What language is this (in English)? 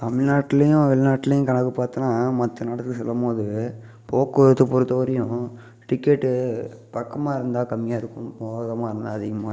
Tamil